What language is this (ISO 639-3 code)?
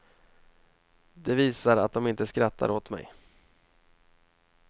swe